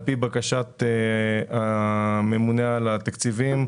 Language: Hebrew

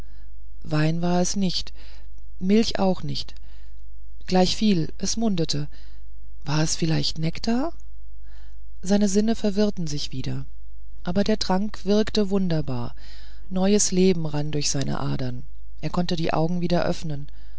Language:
German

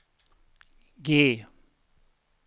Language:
Swedish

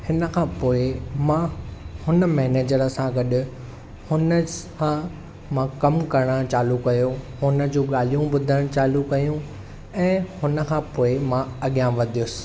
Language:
Sindhi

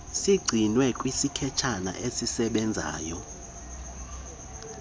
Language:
Xhosa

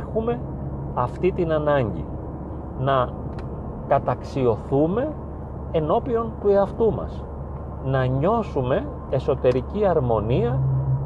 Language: Greek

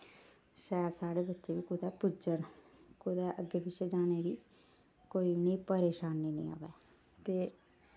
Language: Dogri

